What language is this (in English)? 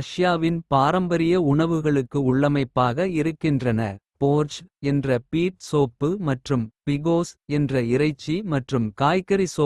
Kota (India)